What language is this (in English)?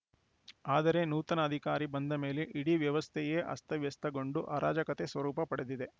Kannada